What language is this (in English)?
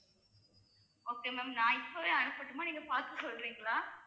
Tamil